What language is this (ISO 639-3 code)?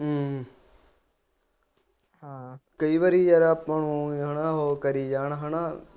pan